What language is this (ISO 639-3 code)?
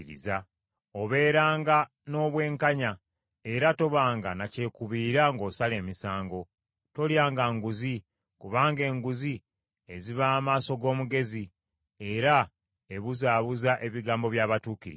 lug